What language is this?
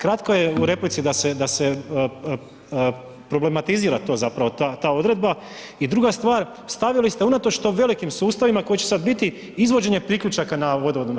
Croatian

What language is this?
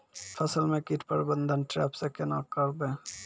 Maithili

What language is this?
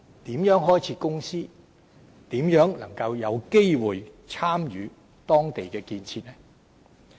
Cantonese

